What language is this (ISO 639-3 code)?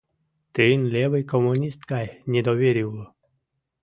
chm